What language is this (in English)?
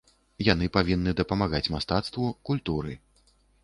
Belarusian